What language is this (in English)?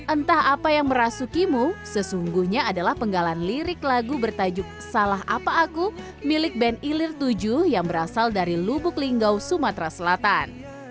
Indonesian